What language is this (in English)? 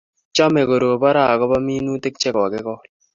Kalenjin